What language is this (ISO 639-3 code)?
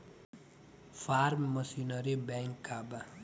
bho